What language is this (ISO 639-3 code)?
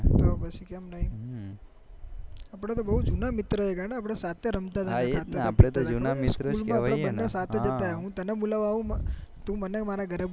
guj